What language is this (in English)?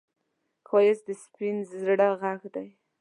Pashto